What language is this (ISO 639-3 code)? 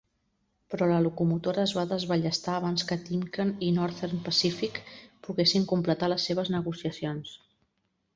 cat